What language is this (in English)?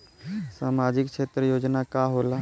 Bhojpuri